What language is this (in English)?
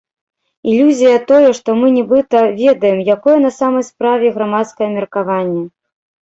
Belarusian